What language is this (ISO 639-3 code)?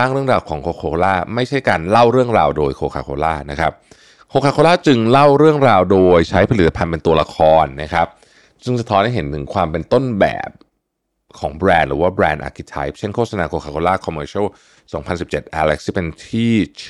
tha